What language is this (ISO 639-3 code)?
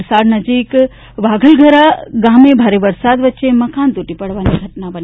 guj